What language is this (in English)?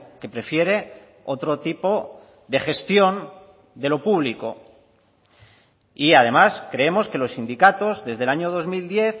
Spanish